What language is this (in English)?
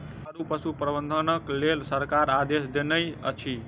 Maithili